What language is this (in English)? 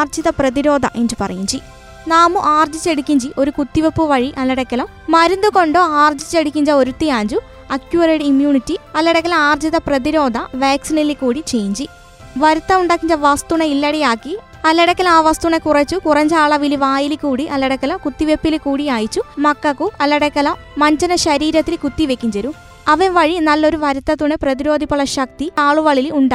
Malayalam